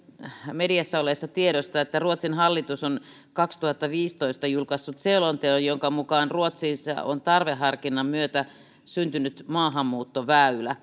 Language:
Finnish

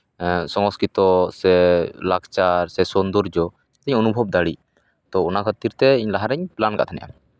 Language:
Santali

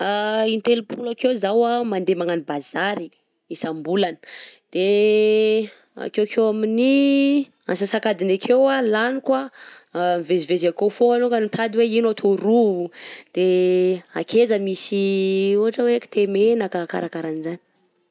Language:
Southern Betsimisaraka Malagasy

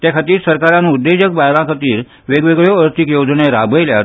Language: Konkani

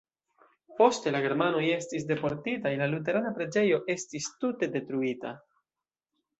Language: Esperanto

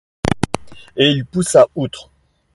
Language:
French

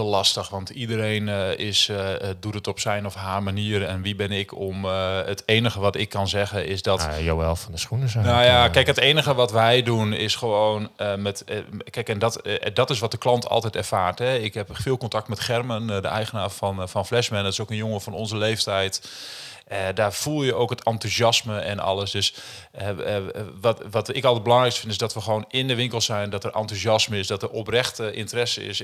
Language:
Dutch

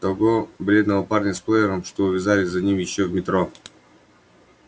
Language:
Russian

